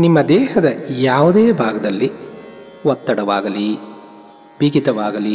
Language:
Kannada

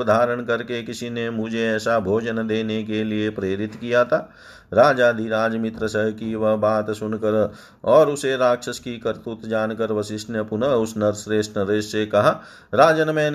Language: Hindi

